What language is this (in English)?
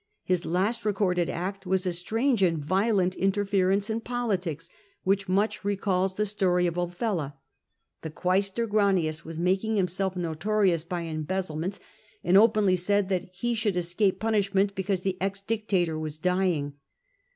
English